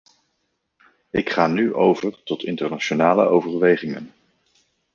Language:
Dutch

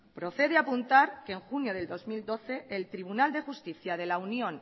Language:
Spanish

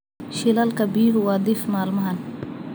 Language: Somali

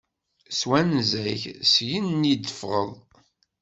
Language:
Kabyle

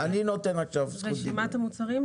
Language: Hebrew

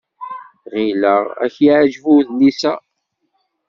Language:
Kabyle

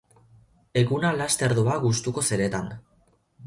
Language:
Basque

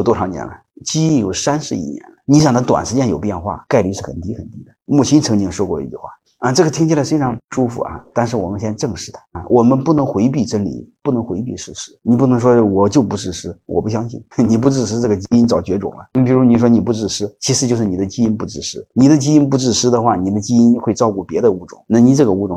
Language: Chinese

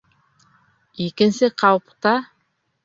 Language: Bashkir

